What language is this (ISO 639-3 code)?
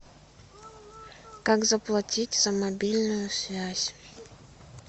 rus